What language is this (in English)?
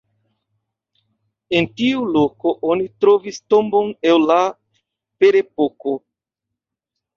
Esperanto